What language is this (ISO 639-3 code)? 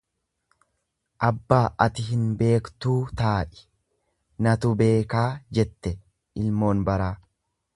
orm